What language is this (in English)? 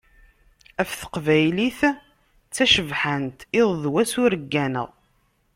Kabyle